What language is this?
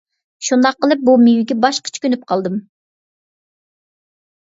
Uyghur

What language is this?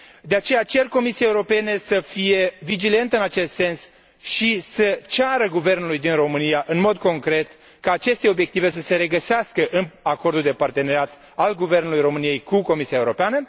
Romanian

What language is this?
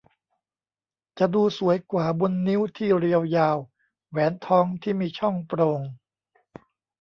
Thai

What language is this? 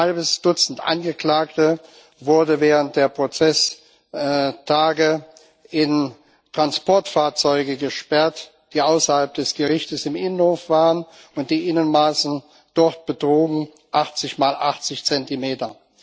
German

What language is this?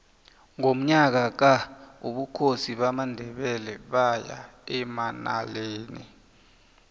South Ndebele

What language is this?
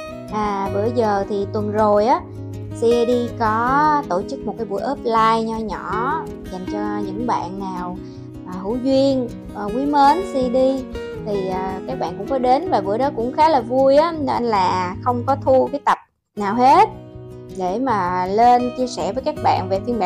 Vietnamese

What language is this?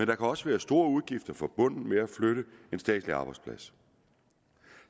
Danish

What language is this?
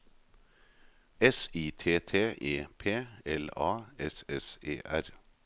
Norwegian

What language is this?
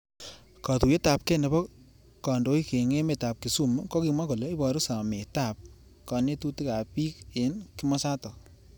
Kalenjin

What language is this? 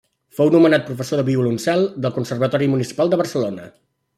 Catalan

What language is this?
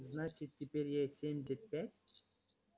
Russian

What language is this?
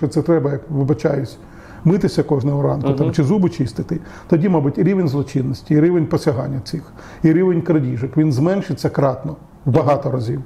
Ukrainian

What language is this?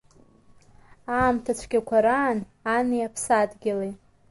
Abkhazian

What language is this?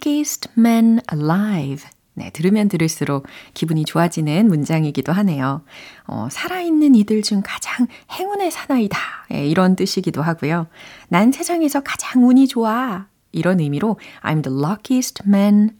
Korean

